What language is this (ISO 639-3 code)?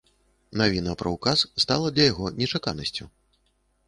bel